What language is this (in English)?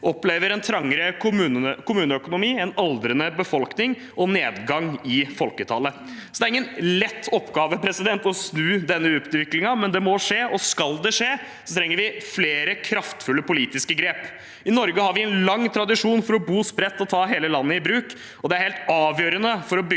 Norwegian